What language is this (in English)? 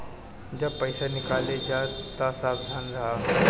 Bhojpuri